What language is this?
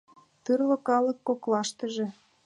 Mari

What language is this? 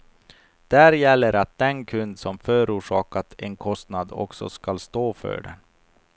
Swedish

